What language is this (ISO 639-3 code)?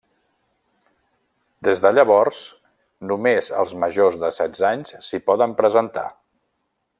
cat